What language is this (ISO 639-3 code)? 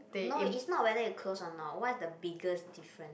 eng